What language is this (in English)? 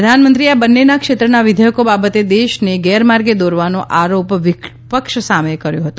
Gujarati